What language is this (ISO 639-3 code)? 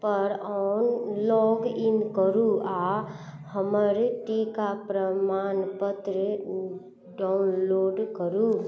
mai